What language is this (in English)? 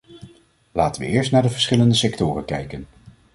Dutch